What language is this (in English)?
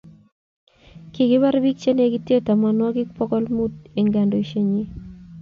Kalenjin